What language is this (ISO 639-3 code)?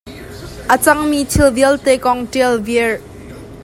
cnh